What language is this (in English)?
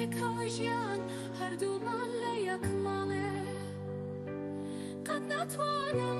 Arabic